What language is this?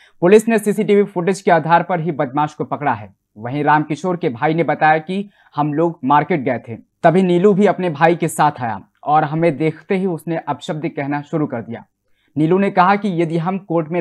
Hindi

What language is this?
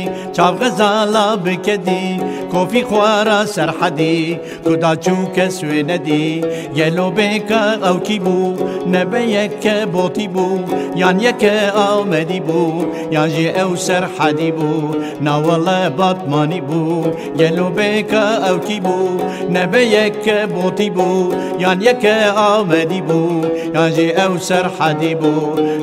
Persian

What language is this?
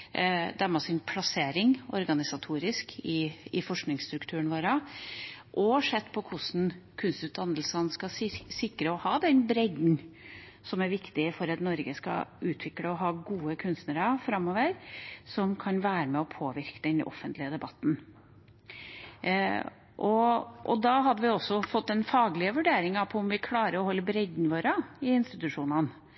Norwegian Bokmål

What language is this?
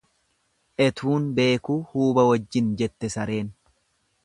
Oromo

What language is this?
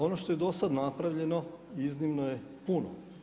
Croatian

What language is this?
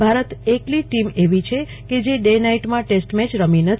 Gujarati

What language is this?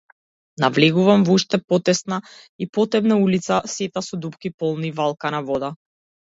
Macedonian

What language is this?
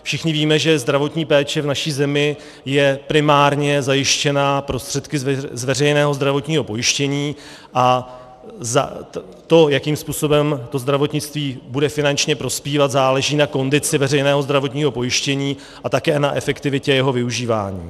Czech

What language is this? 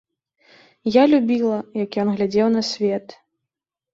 Belarusian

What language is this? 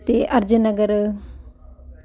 Punjabi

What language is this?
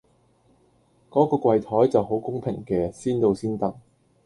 Cantonese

